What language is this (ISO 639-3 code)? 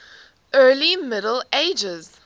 eng